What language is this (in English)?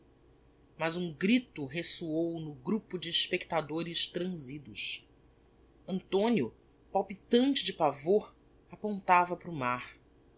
Portuguese